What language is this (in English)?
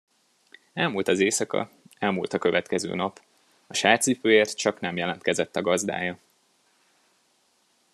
Hungarian